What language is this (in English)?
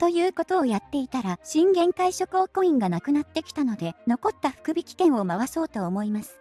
Japanese